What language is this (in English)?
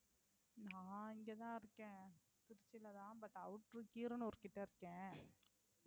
Tamil